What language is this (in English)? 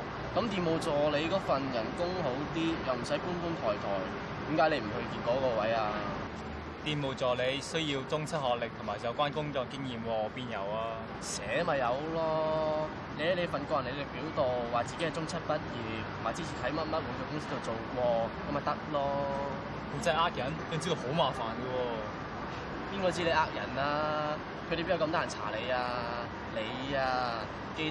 Chinese